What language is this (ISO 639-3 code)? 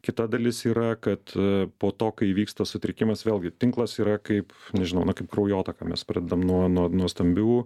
lit